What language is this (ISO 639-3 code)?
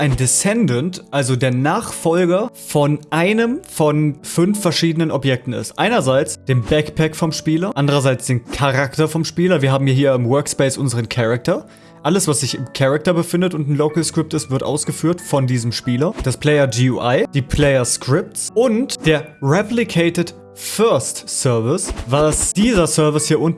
deu